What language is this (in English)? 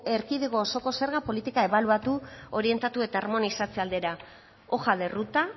Basque